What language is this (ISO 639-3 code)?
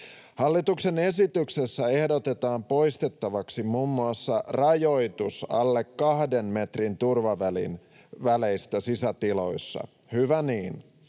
fin